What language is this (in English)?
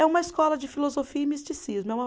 Portuguese